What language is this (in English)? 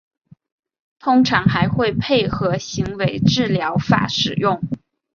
Chinese